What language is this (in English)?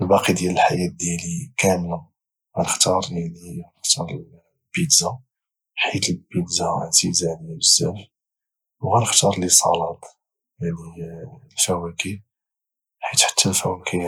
Moroccan Arabic